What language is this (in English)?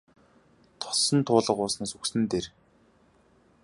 Mongolian